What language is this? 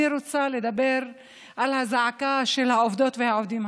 Hebrew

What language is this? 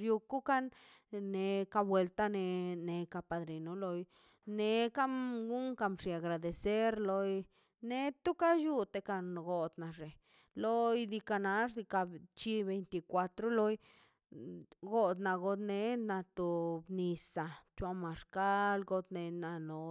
Mazaltepec Zapotec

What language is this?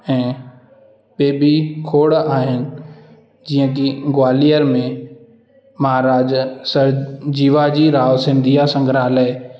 Sindhi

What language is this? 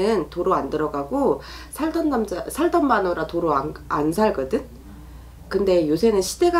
Korean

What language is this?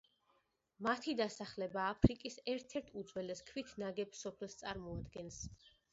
Georgian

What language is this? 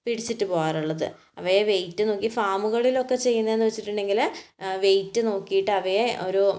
Malayalam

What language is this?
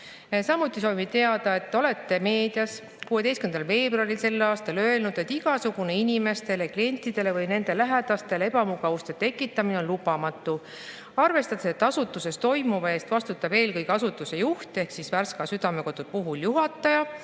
Estonian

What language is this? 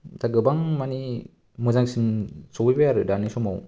Bodo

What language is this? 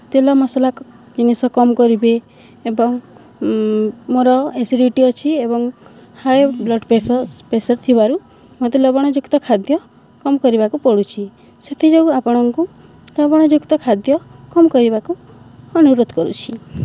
Odia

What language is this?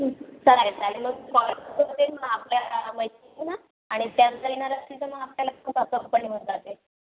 Marathi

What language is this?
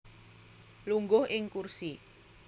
Javanese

